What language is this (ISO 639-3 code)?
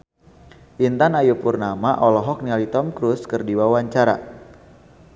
sun